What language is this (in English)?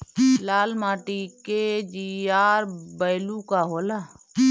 Bhojpuri